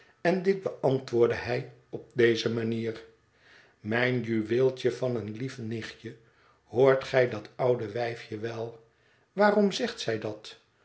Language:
Dutch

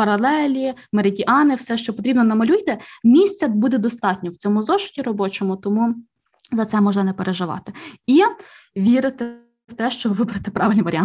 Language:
Ukrainian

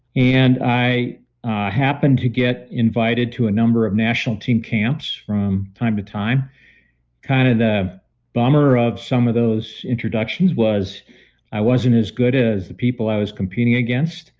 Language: English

